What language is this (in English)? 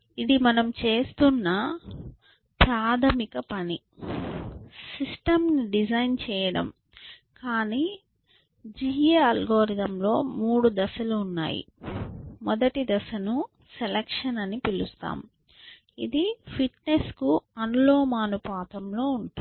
Telugu